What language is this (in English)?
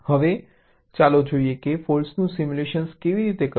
Gujarati